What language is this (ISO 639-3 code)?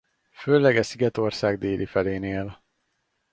hun